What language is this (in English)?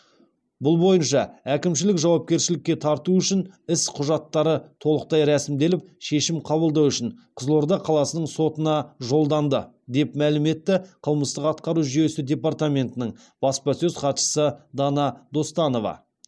Kazakh